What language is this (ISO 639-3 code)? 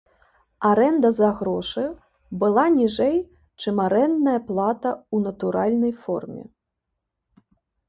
bel